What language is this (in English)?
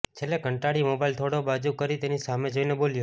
Gujarati